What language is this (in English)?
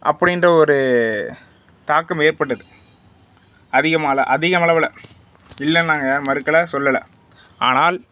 Tamil